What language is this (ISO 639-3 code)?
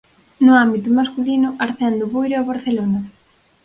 glg